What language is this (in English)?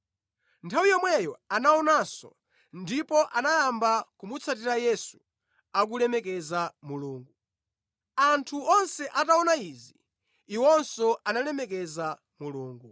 Nyanja